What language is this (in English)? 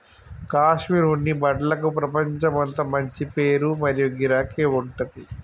Telugu